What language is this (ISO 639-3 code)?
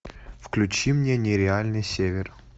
rus